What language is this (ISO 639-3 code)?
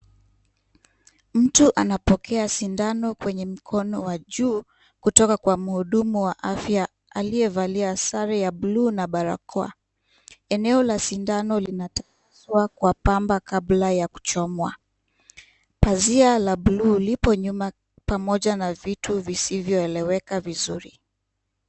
swa